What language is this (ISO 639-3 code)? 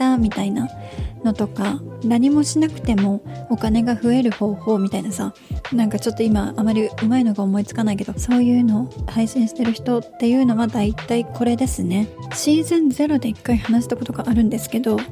jpn